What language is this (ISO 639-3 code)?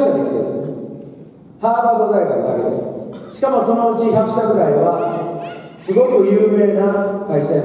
jpn